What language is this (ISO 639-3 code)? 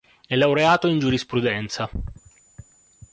ita